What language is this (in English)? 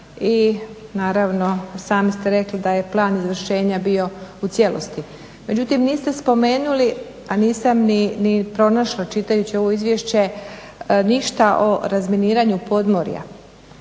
Croatian